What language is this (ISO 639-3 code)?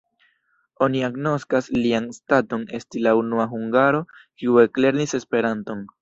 epo